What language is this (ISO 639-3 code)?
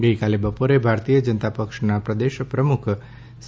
guj